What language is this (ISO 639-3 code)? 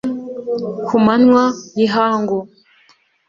kin